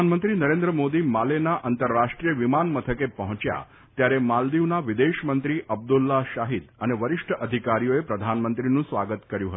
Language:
Gujarati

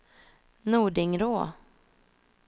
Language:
Swedish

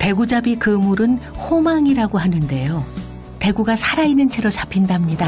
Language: Korean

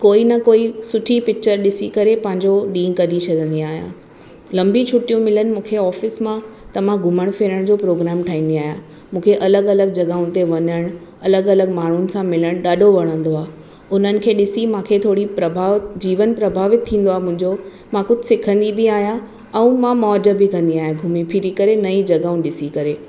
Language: Sindhi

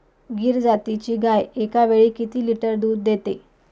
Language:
Marathi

